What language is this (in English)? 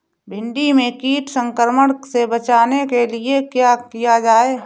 Hindi